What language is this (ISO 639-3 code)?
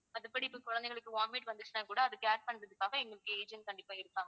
tam